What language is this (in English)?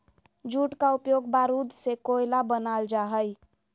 Magahi